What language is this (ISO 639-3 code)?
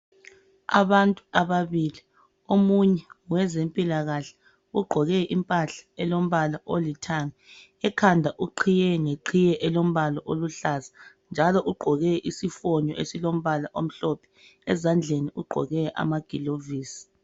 nde